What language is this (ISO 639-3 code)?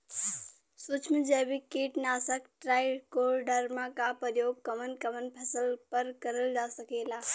bho